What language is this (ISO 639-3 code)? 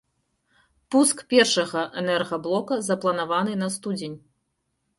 bel